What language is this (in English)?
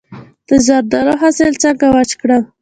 Pashto